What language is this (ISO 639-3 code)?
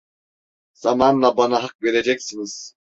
tur